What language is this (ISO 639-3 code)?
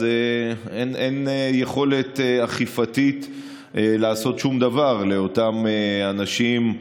heb